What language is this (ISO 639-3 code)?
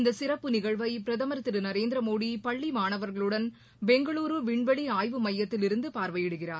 tam